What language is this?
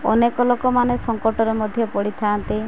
Odia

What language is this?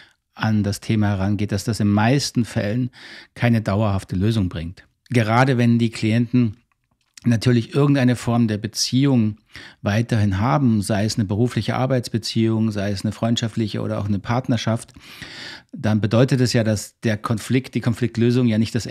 German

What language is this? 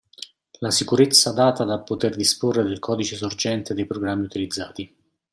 Italian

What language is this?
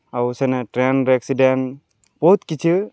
Odia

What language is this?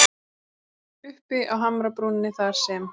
Icelandic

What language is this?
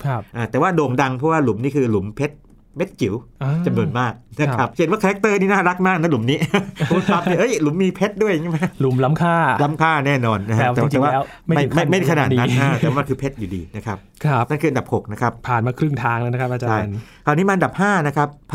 Thai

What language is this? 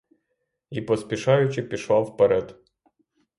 Ukrainian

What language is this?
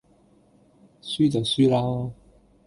Cantonese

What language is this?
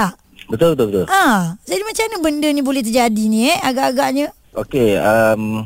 Malay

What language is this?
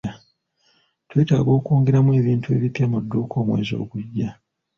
Ganda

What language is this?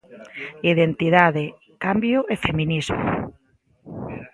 Galician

